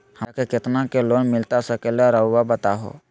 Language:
Magahi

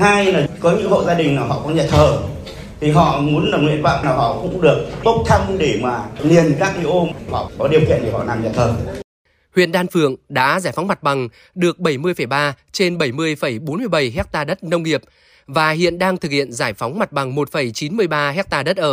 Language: Vietnamese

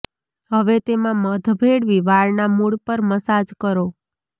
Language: Gujarati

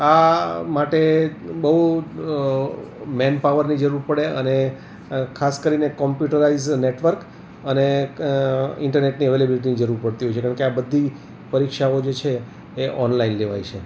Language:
Gujarati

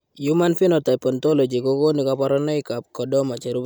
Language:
Kalenjin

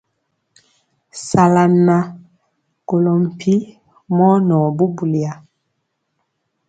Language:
Mpiemo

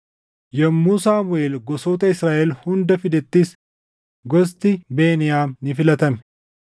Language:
Oromo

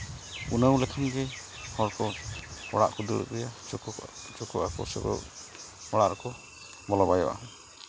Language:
Santali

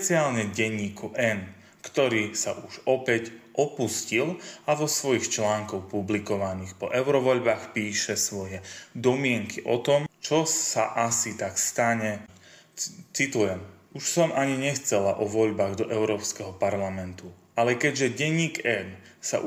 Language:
Slovak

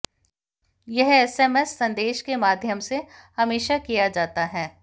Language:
Hindi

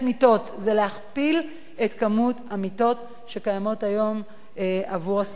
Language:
Hebrew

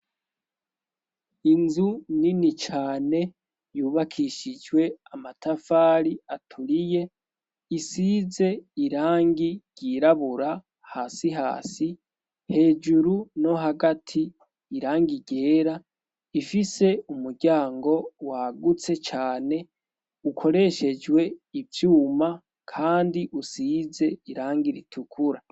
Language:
Rundi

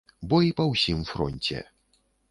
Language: Belarusian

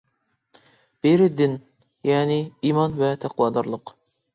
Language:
Uyghur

